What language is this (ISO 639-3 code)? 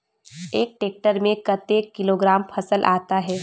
hne